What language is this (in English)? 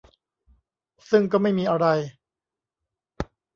Thai